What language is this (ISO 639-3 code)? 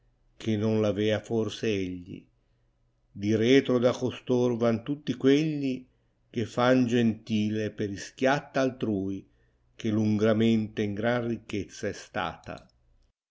ita